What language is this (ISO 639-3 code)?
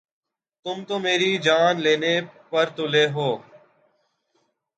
urd